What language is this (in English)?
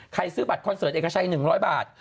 Thai